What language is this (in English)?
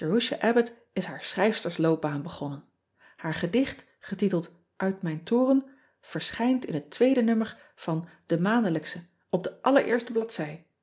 Dutch